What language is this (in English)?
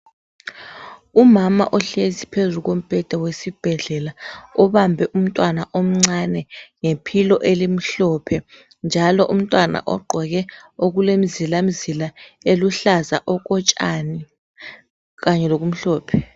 North Ndebele